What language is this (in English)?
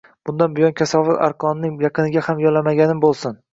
Uzbek